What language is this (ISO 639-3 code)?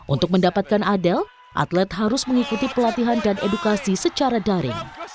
ind